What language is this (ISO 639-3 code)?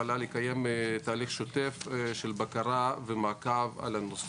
heb